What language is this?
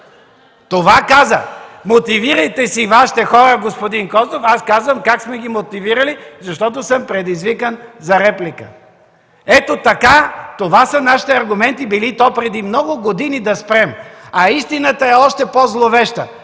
Bulgarian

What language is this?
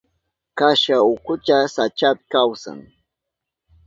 Southern Pastaza Quechua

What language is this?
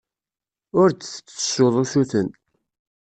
Kabyle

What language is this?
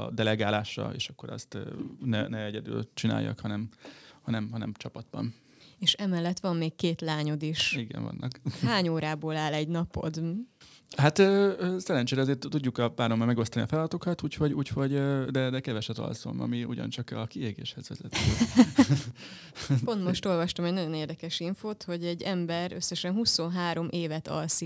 Hungarian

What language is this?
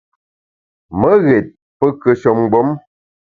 Bamun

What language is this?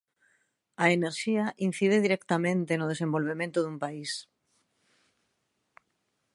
Galician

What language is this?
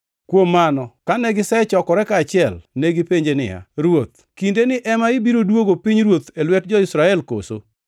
Luo (Kenya and Tanzania)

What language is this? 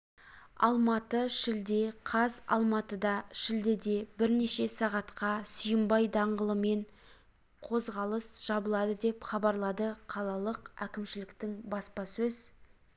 Kazakh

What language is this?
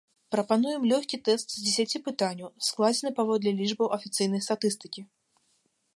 Belarusian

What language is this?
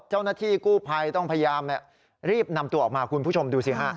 Thai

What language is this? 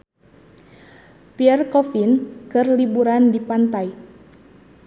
Sundanese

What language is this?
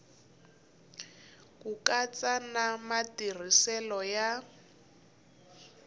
Tsonga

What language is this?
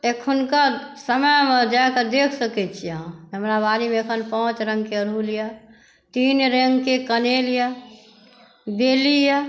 Maithili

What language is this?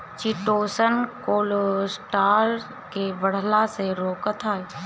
Bhojpuri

